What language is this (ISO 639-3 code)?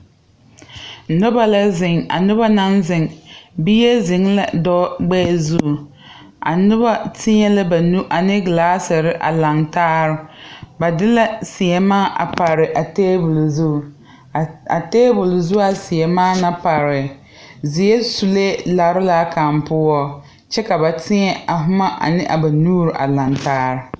dga